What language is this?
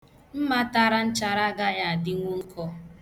Igbo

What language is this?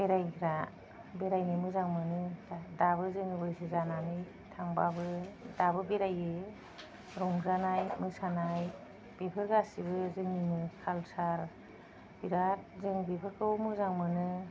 Bodo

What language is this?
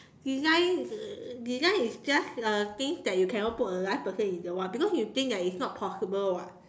English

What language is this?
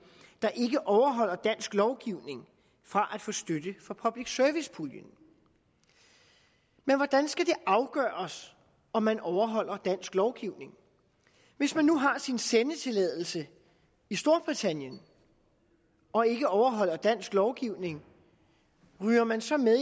Danish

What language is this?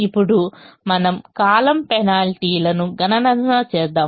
Telugu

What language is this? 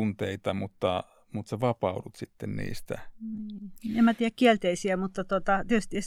Finnish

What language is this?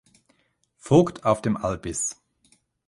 German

